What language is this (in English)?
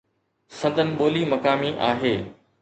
Sindhi